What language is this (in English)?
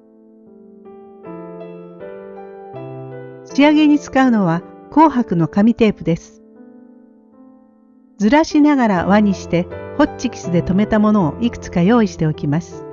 Japanese